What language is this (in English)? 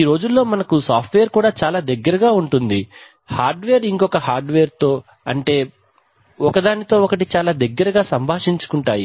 Telugu